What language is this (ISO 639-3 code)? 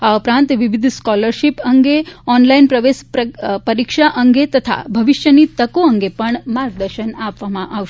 guj